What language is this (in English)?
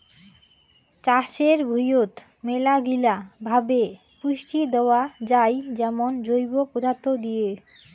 Bangla